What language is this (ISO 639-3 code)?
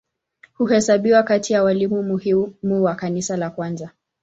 swa